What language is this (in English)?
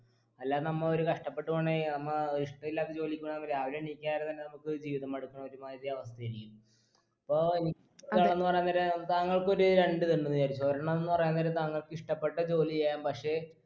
Malayalam